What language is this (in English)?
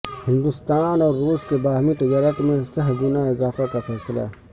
Urdu